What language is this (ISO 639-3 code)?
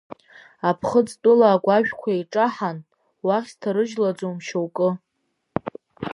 abk